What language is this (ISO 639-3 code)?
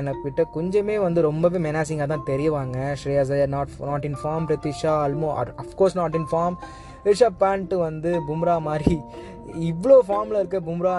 tam